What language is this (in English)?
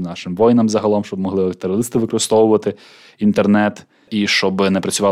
Ukrainian